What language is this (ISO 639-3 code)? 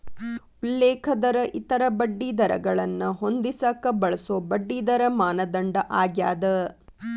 kan